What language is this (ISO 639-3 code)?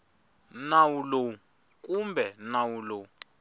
tso